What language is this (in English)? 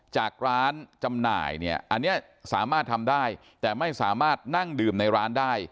Thai